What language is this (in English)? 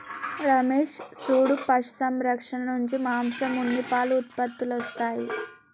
Telugu